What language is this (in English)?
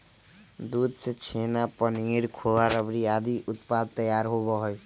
Magahi